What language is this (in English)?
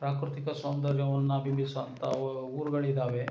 Kannada